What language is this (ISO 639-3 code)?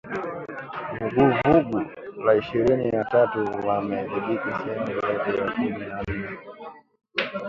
swa